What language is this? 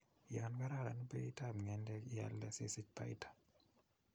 Kalenjin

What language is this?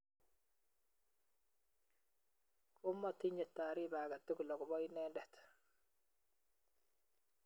Kalenjin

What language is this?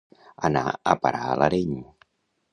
Catalan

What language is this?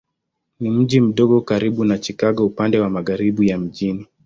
Swahili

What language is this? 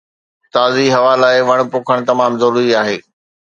Sindhi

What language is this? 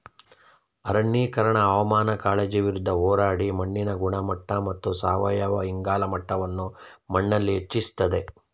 Kannada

